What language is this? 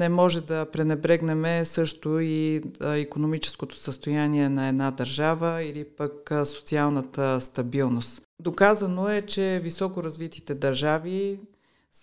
Bulgarian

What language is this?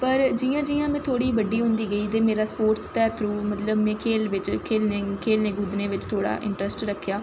Dogri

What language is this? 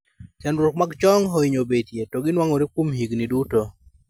Luo (Kenya and Tanzania)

